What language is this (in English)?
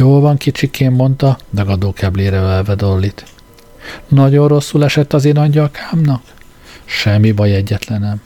Hungarian